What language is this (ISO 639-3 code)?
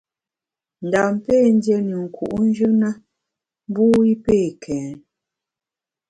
bax